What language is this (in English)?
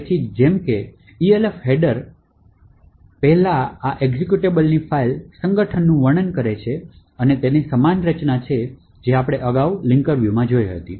Gujarati